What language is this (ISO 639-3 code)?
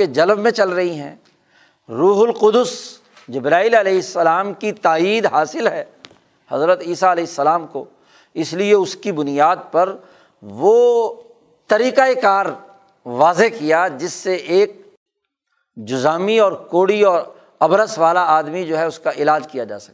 urd